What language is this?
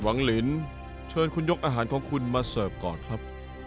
Thai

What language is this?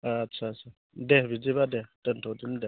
Bodo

